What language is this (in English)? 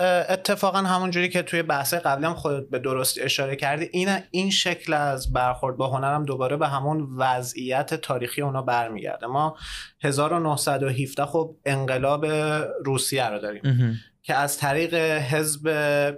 Persian